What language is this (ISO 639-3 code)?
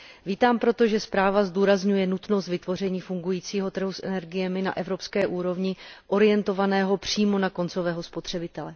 ces